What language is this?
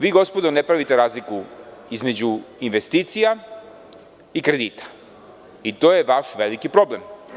Serbian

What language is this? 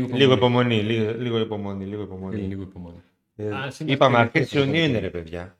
Greek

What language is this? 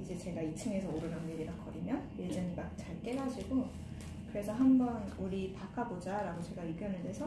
Korean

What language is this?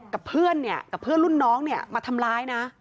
Thai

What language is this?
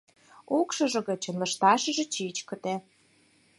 Mari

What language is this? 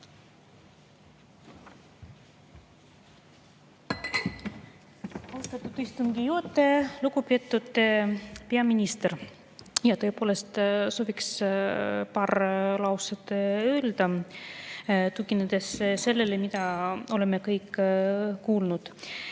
Estonian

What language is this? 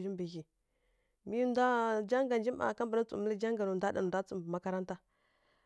Kirya-Konzəl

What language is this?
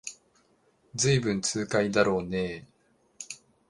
Japanese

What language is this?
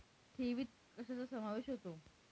Marathi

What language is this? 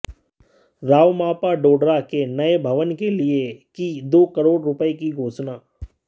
Hindi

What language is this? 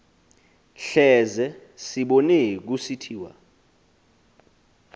Xhosa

